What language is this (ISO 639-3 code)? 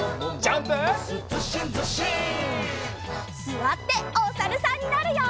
jpn